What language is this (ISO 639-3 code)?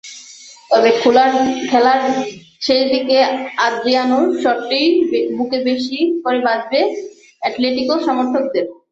ben